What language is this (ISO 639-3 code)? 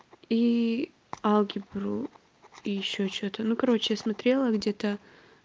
rus